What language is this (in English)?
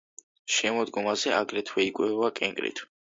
Georgian